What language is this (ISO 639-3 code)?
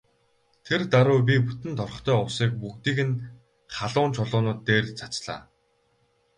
mon